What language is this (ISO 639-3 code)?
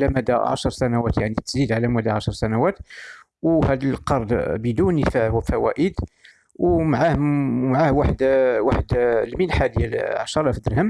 ara